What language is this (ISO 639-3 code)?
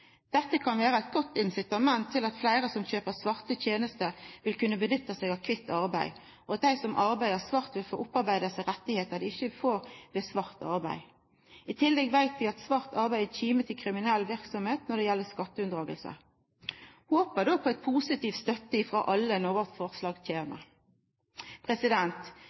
nno